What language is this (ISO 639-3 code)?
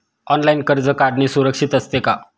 mar